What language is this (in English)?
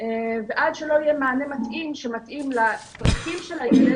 Hebrew